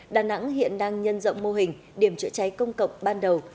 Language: Vietnamese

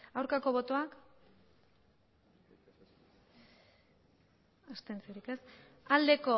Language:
Basque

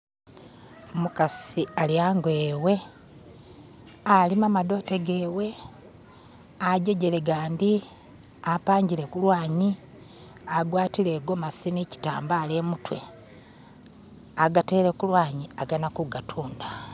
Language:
Masaaba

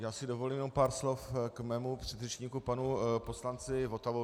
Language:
Czech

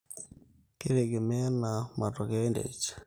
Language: Masai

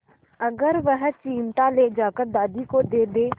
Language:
Hindi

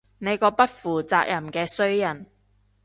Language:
Cantonese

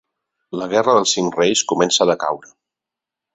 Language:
Catalan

